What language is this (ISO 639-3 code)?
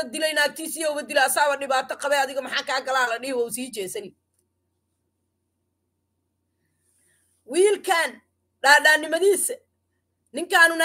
ara